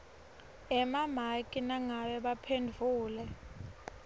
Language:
Swati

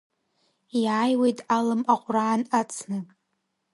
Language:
Abkhazian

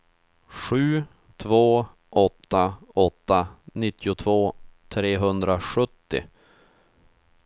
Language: Swedish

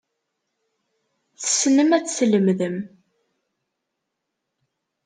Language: Kabyle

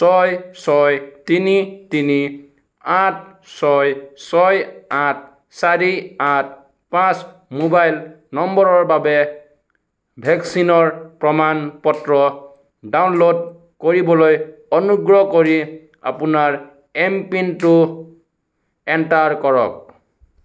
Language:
Assamese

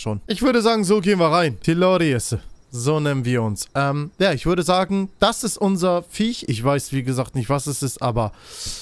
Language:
German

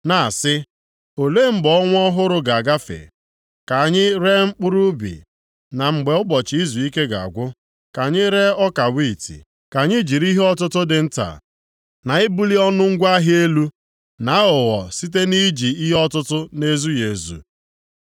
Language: Igbo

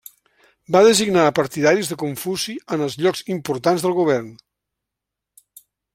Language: Catalan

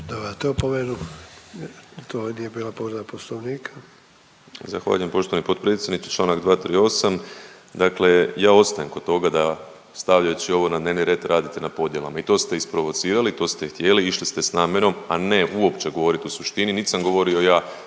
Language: Croatian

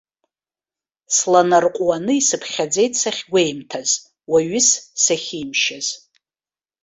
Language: Abkhazian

